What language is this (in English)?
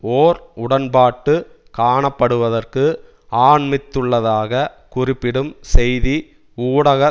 Tamil